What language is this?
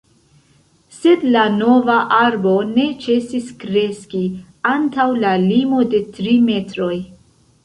Esperanto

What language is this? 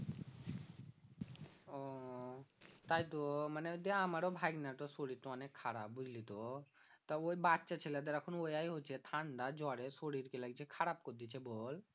Bangla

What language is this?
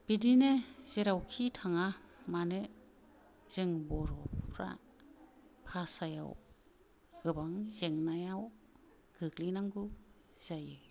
Bodo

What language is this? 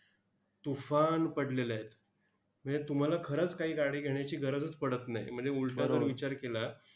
Marathi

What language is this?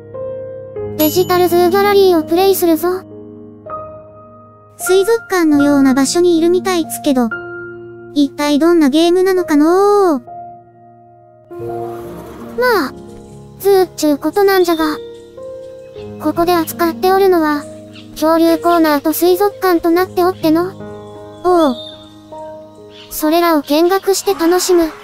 Japanese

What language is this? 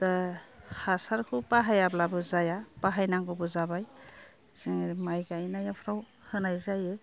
Bodo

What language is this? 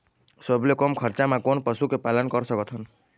Chhattisgarhi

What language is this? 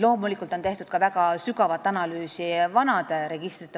Estonian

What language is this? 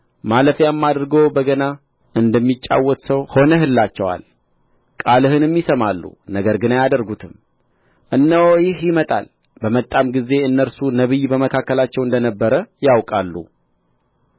Amharic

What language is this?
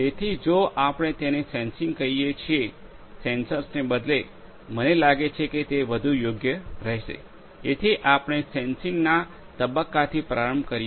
Gujarati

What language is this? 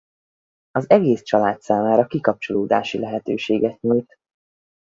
Hungarian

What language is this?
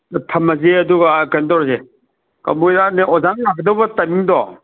Manipuri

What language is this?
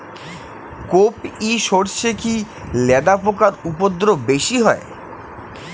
Bangla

